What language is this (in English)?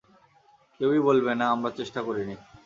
Bangla